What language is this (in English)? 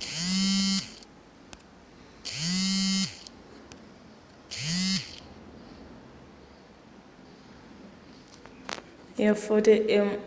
Nyanja